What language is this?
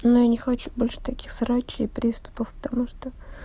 Russian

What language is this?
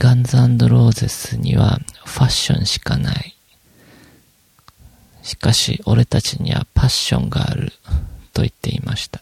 Japanese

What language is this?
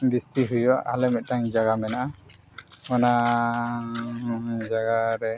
Santali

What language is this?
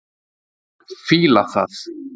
Icelandic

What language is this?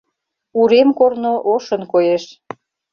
Mari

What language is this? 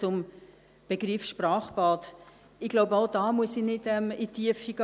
Swiss German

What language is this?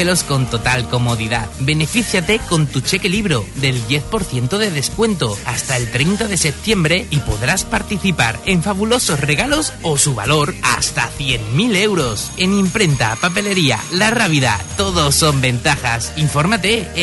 Spanish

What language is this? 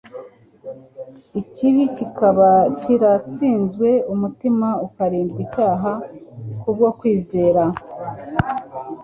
Kinyarwanda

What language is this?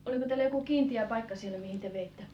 Finnish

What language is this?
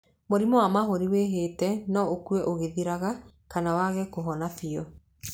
Kikuyu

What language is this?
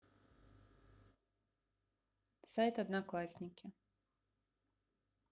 Russian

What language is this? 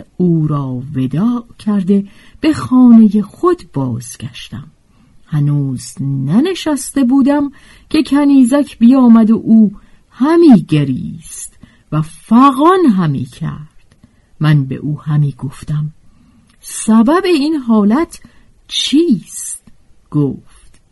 Persian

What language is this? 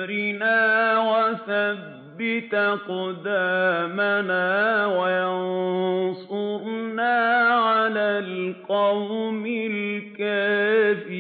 Arabic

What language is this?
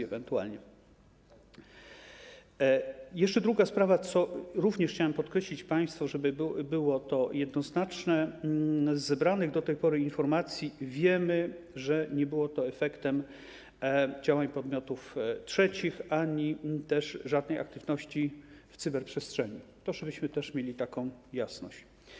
Polish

